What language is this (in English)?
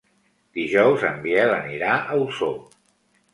Catalan